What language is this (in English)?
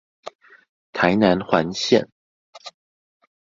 Chinese